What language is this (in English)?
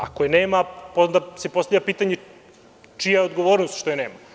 Serbian